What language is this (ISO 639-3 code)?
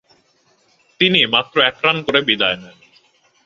ben